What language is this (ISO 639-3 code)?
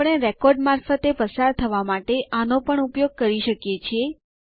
guj